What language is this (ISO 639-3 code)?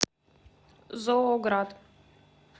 rus